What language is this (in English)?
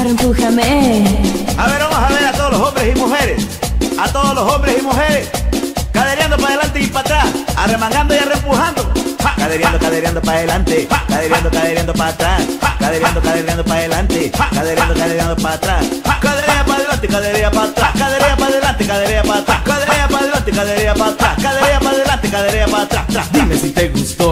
Spanish